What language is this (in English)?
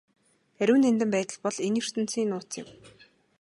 Mongolian